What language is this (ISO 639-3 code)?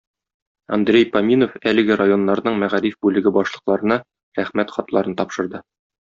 tat